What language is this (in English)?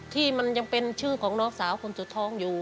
Thai